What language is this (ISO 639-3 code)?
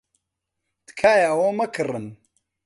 ckb